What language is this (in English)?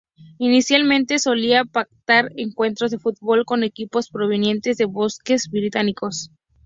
Spanish